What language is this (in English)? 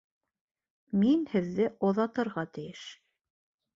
Bashkir